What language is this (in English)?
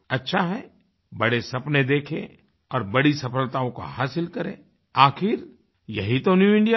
Hindi